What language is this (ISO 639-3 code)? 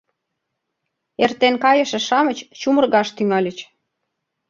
chm